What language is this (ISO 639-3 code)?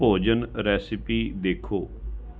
pan